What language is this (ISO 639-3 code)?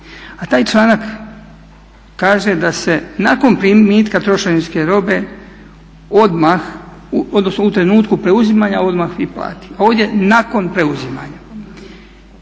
hrv